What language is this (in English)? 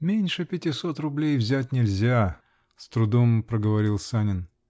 Russian